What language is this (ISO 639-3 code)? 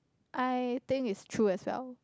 eng